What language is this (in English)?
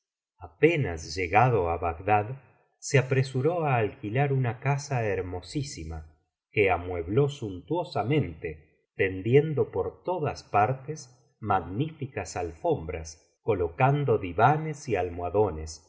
Spanish